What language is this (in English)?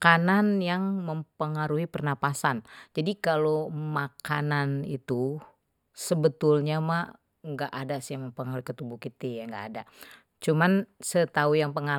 Betawi